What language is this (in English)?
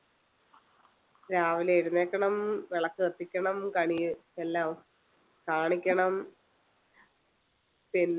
Malayalam